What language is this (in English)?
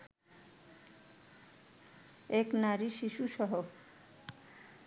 Bangla